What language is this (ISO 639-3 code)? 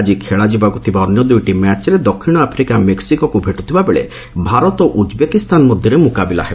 ori